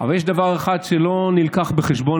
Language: Hebrew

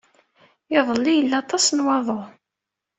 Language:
Kabyle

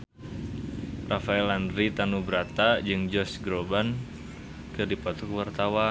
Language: Sundanese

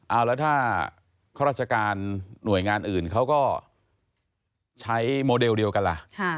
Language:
Thai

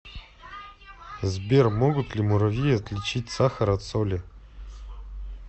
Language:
Russian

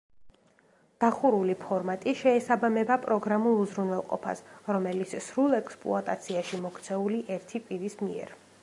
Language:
Georgian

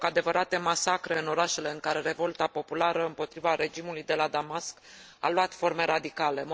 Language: Romanian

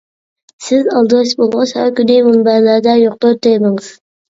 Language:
Uyghur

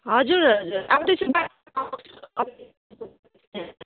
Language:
Nepali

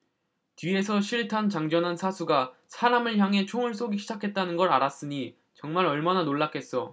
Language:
Korean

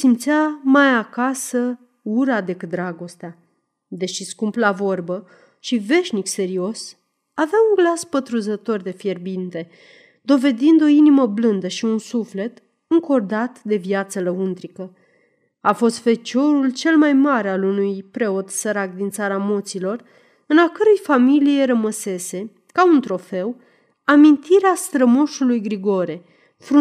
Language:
Romanian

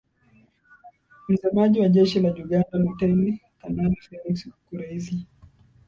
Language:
Swahili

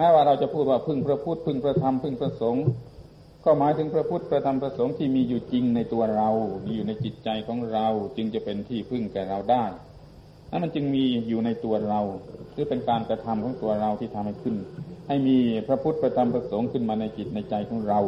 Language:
Thai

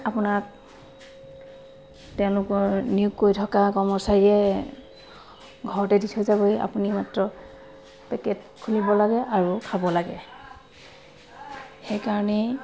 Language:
Assamese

